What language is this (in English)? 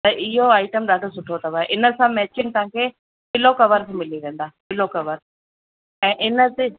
Sindhi